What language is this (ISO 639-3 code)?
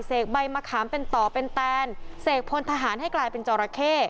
tha